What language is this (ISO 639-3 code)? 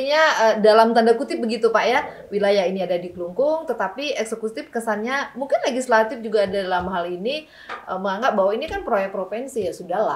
ind